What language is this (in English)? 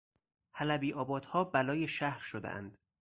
Persian